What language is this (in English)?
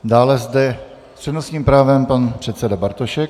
Czech